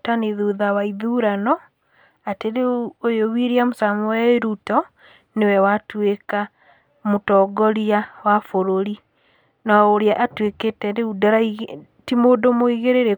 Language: Kikuyu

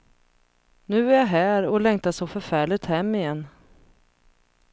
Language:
Swedish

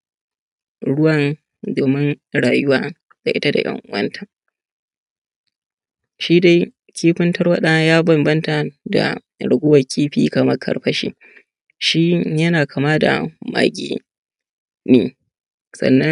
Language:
Hausa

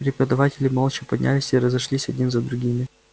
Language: Russian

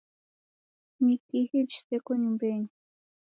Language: Taita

